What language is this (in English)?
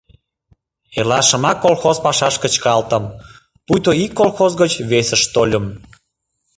Mari